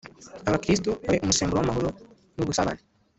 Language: Kinyarwanda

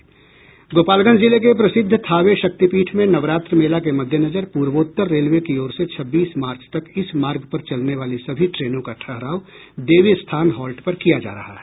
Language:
Hindi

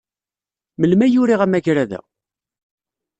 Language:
Kabyle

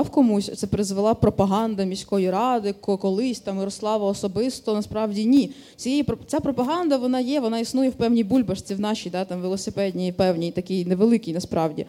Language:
Ukrainian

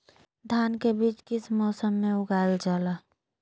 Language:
Magahi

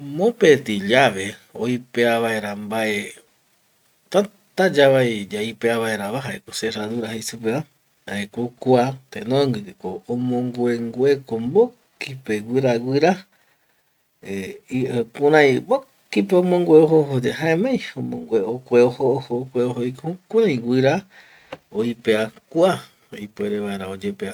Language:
Eastern Bolivian Guaraní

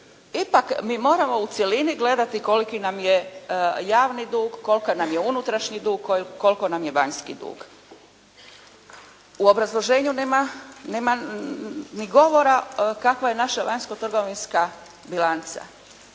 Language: Croatian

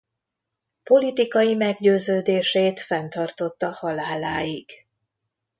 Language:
Hungarian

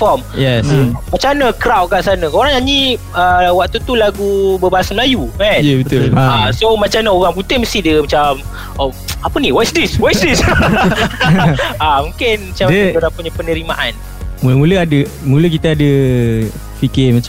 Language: Malay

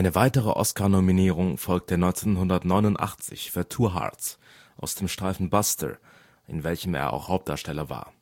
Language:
German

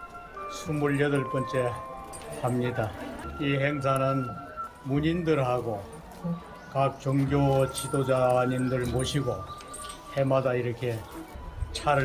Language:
Korean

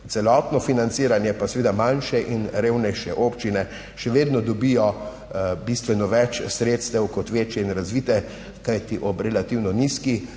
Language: Slovenian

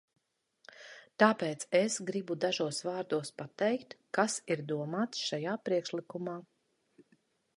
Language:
Latvian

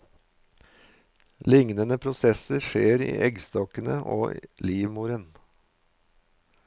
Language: Norwegian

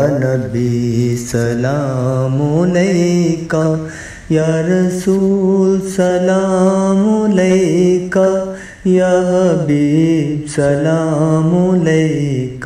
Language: Hindi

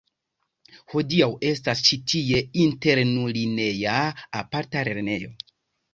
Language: Esperanto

